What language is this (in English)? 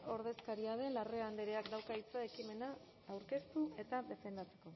Basque